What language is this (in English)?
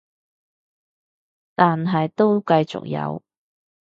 Cantonese